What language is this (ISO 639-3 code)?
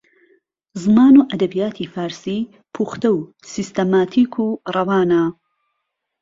ckb